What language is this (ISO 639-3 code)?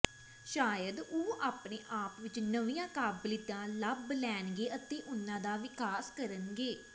pan